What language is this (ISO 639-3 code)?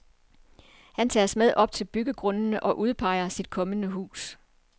dan